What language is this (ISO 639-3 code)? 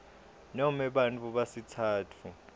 ssw